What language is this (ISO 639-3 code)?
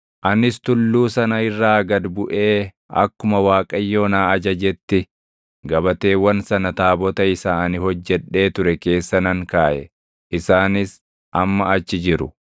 orm